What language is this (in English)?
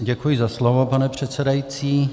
Czech